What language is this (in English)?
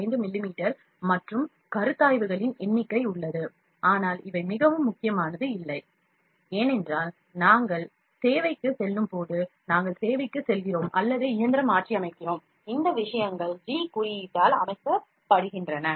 Tamil